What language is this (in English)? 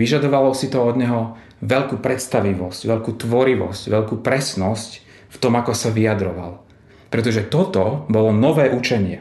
Slovak